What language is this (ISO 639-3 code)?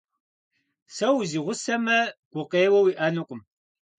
kbd